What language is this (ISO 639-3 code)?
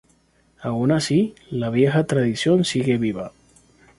spa